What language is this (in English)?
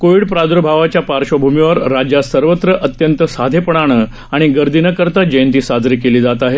Marathi